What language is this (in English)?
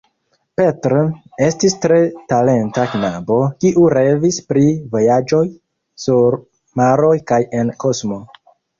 Esperanto